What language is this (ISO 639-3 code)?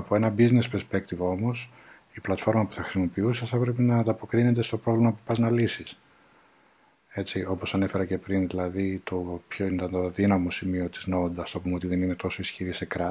ell